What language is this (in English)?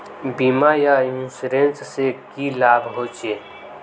Magahi